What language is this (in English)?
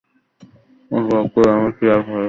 Bangla